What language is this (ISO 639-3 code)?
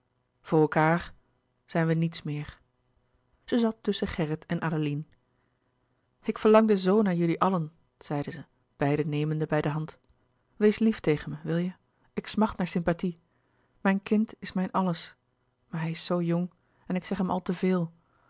nld